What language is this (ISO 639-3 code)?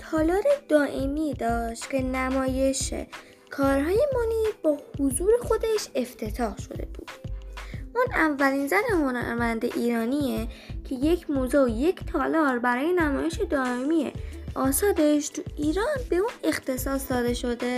fas